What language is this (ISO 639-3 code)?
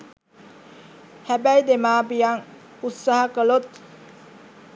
sin